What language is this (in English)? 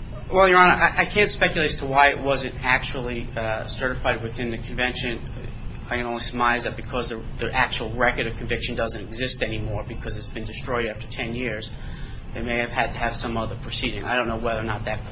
English